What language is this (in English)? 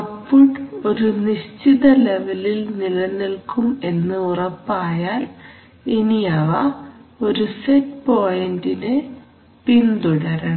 Malayalam